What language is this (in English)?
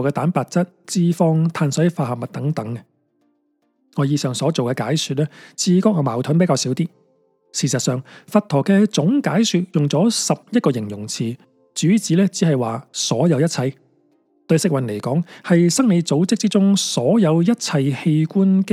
Chinese